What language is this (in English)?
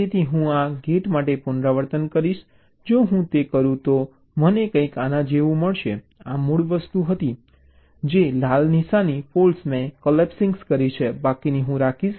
Gujarati